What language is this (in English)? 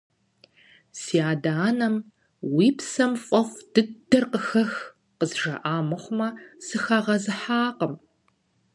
Kabardian